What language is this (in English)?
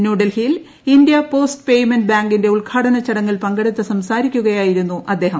Malayalam